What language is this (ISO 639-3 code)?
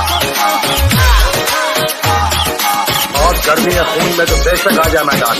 tha